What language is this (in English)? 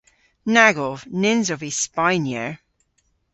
Cornish